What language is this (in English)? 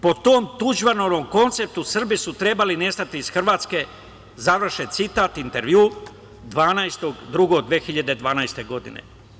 Serbian